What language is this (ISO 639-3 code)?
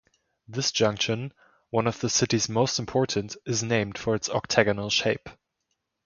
eng